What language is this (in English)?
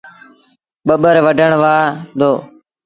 Sindhi Bhil